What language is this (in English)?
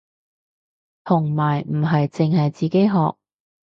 Cantonese